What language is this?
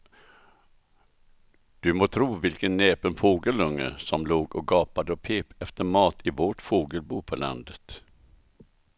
Swedish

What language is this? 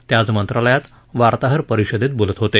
Marathi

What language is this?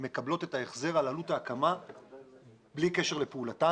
Hebrew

